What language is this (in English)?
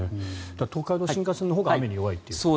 Japanese